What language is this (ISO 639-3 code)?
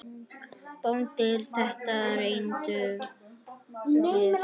isl